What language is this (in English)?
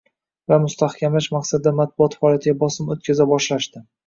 Uzbek